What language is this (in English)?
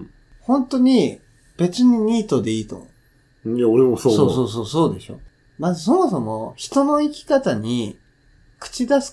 Japanese